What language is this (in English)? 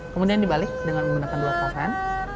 Indonesian